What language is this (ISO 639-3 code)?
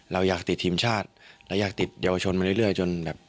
tha